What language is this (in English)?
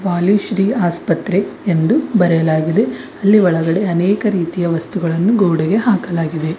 Kannada